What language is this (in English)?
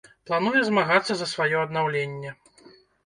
Belarusian